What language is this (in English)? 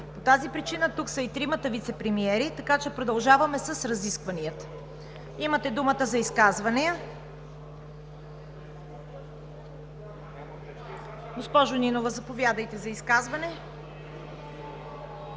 Bulgarian